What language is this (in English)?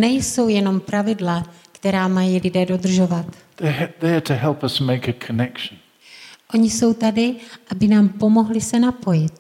Czech